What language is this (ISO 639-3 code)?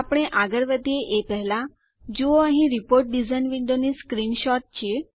guj